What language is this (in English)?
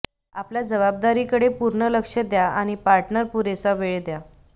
Marathi